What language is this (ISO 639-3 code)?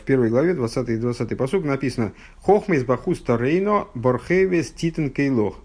rus